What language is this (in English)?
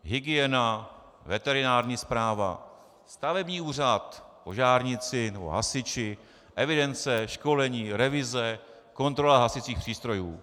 Czech